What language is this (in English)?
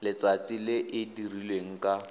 Tswana